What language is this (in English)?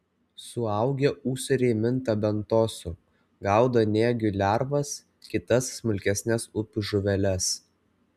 Lithuanian